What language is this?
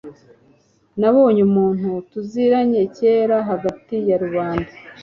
Kinyarwanda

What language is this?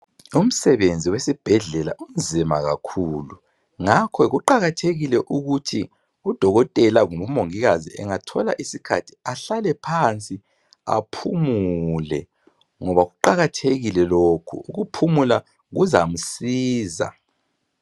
North Ndebele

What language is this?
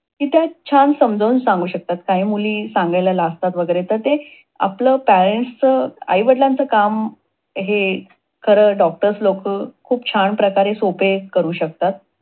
Marathi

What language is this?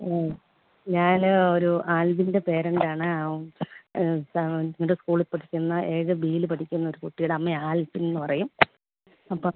Malayalam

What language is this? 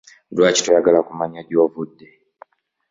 Ganda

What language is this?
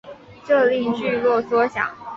Chinese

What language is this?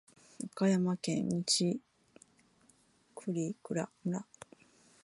Japanese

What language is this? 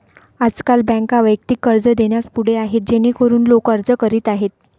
Marathi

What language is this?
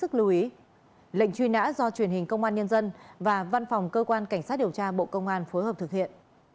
Vietnamese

